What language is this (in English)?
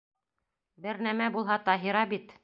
Bashkir